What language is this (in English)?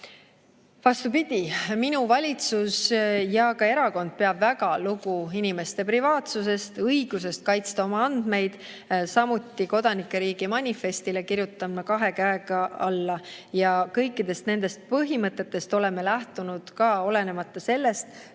Estonian